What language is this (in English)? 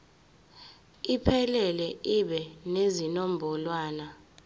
Zulu